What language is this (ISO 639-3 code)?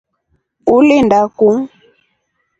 rof